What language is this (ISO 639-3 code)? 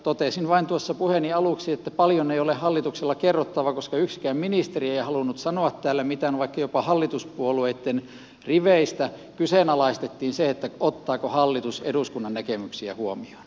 fin